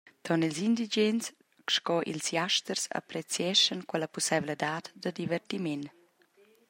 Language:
Romansh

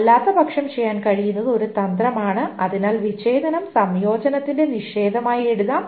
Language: Malayalam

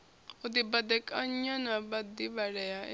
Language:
Venda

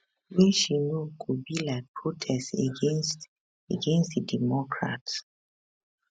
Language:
Nigerian Pidgin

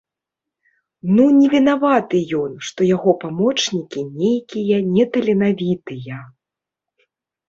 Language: Belarusian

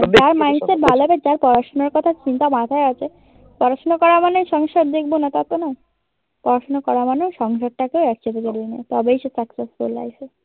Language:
Bangla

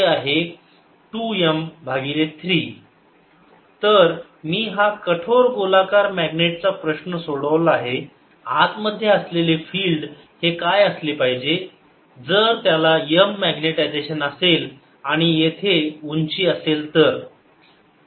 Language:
Marathi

